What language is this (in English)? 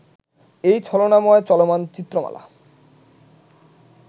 Bangla